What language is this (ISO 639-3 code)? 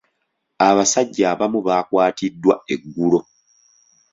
lug